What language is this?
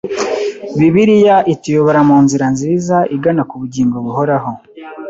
Kinyarwanda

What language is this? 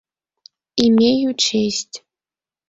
Mari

